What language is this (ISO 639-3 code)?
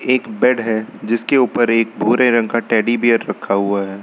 hin